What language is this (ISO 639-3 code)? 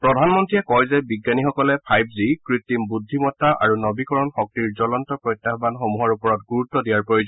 asm